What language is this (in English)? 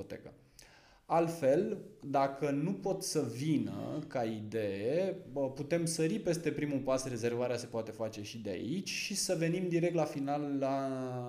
Romanian